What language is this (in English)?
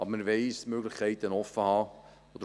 Swiss German